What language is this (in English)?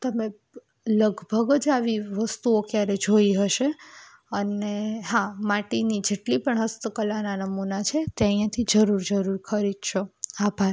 Gujarati